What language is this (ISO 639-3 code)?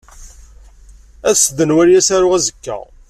kab